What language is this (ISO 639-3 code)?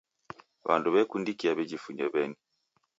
dav